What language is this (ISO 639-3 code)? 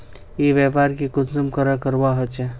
mag